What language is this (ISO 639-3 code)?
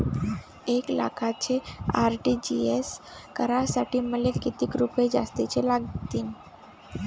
mar